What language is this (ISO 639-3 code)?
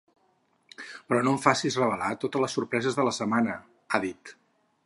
cat